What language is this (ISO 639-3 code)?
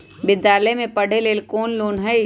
mag